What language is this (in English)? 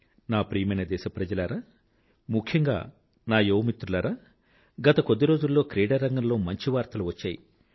Telugu